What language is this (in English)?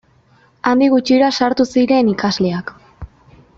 Basque